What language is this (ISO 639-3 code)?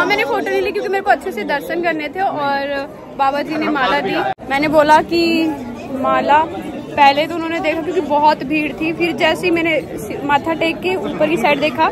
hin